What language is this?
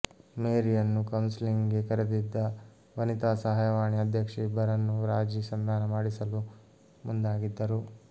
Kannada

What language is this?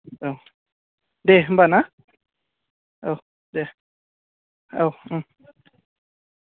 Bodo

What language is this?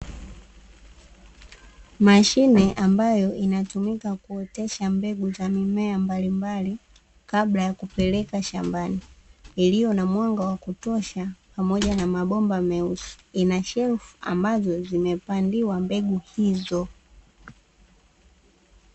Swahili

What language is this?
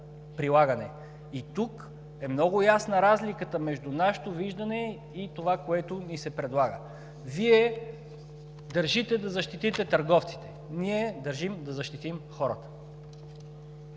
Bulgarian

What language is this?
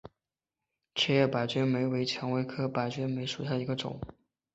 Chinese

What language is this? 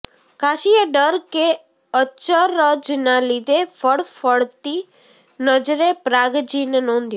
Gujarati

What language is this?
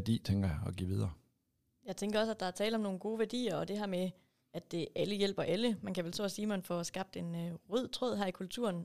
Danish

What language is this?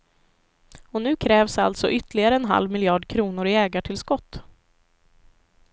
Swedish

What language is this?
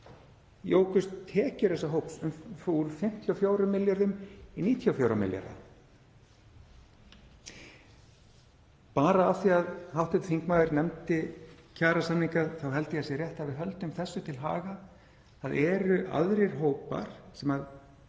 Icelandic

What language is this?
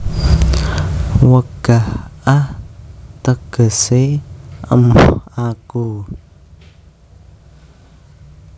Javanese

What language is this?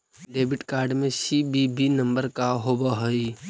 Magahi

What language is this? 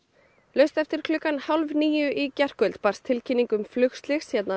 Icelandic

